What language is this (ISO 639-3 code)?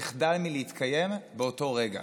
heb